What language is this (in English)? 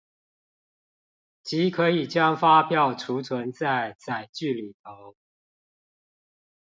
Chinese